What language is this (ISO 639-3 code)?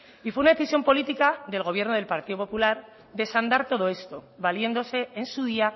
spa